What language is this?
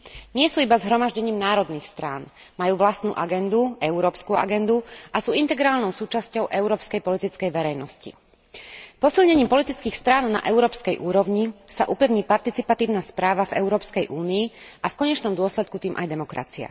Slovak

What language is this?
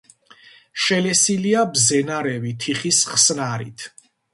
Georgian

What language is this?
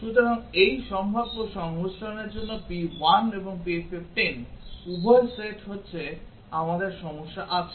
Bangla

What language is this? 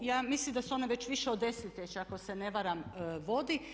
Croatian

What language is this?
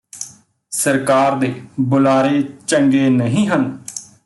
Punjabi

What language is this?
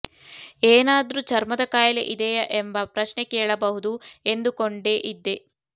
Kannada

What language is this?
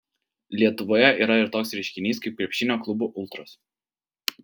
Lithuanian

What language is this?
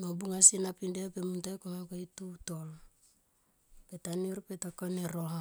Tomoip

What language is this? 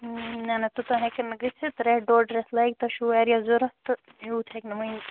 Kashmiri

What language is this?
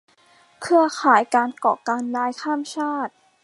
Thai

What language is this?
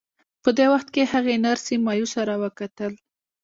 Pashto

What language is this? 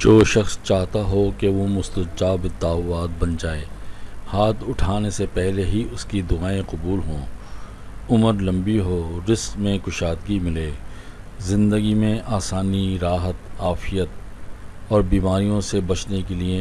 Urdu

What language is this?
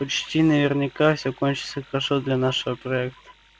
Russian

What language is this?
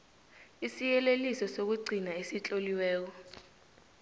South Ndebele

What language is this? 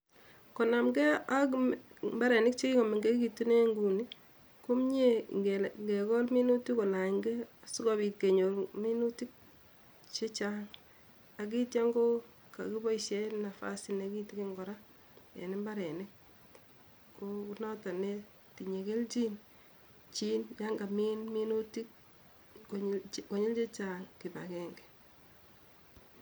Kalenjin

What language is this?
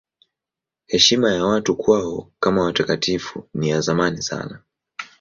Swahili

